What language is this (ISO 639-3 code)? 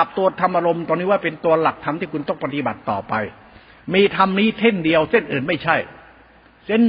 tha